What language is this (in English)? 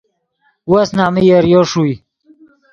Yidgha